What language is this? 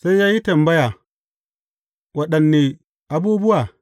Hausa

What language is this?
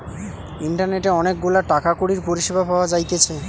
Bangla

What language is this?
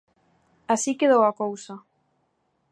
Galician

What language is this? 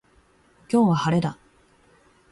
Japanese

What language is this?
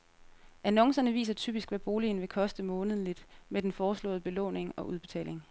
Danish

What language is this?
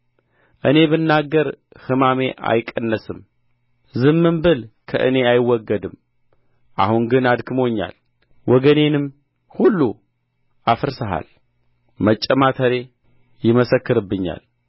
Amharic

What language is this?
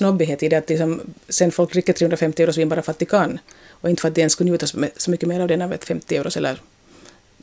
Swedish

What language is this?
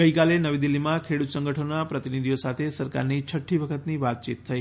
Gujarati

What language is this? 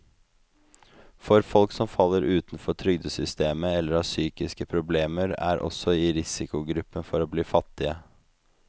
Norwegian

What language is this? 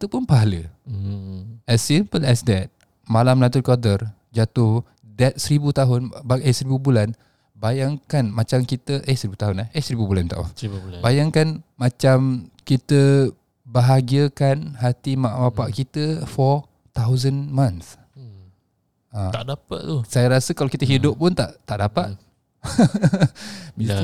Malay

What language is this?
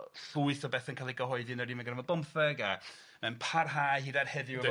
Welsh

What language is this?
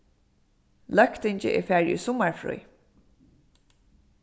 Faroese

